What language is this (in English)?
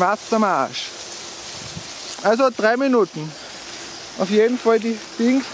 German